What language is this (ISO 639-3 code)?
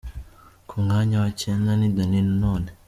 kin